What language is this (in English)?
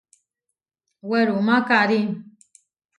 Huarijio